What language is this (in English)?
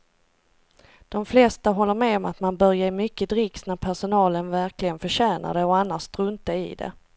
Swedish